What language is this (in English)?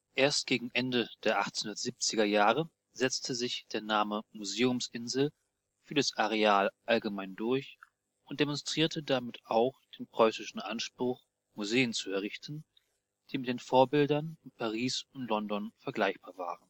German